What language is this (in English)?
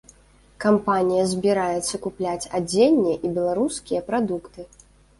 Belarusian